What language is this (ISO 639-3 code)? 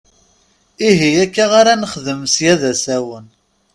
kab